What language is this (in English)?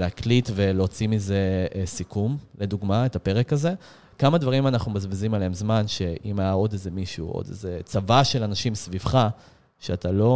Hebrew